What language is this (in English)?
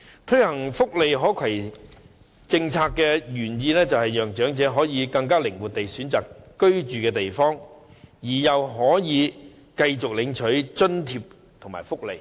Cantonese